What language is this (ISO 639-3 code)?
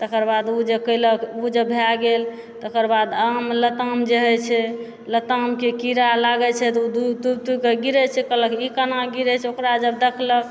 mai